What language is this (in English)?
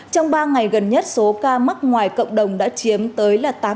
Vietnamese